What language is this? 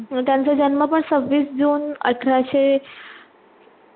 Marathi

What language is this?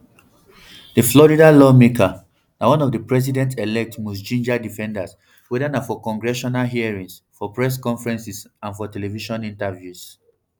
Nigerian Pidgin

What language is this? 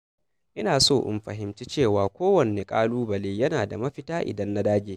Hausa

